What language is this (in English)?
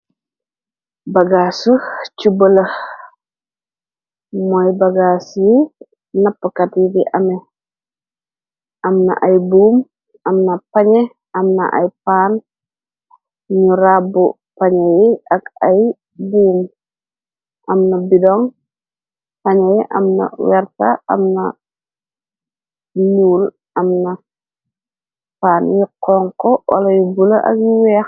Wolof